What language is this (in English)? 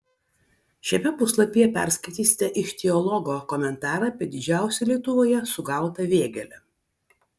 Lithuanian